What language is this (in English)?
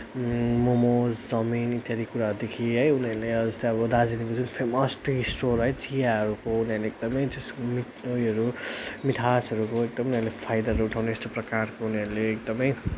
Nepali